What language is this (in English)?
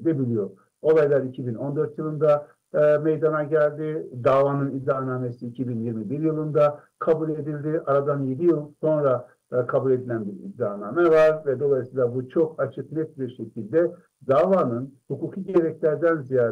Turkish